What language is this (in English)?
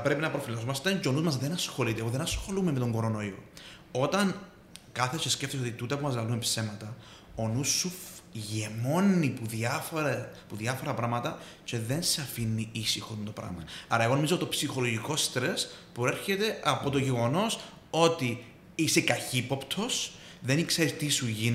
Greek